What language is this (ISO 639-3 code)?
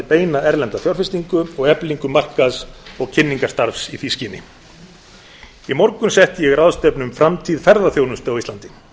isl